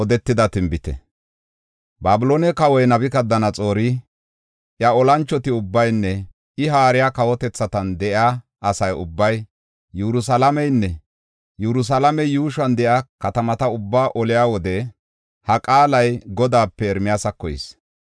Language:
Gofa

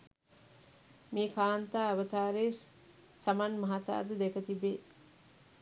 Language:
Sinhala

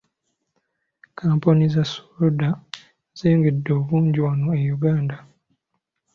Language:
Ganda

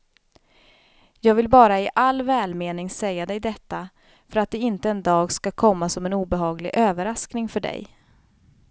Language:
Swedish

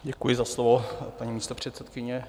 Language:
Czech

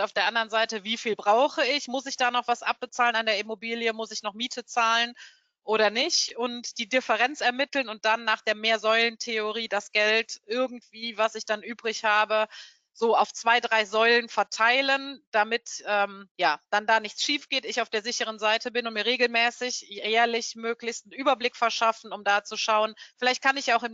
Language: German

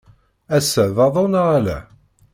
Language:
Kabyle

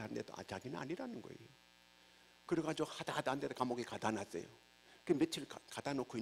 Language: Korean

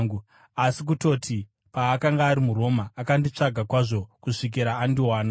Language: Shona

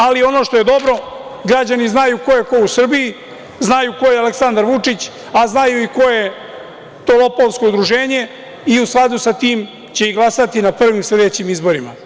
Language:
Serbian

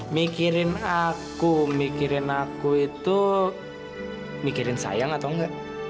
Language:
Indonesian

